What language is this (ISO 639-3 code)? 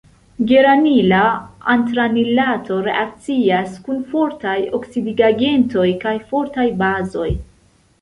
epo